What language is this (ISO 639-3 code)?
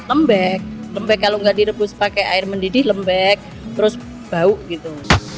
ind